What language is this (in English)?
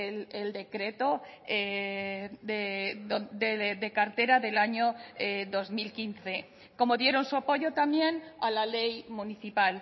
Spanish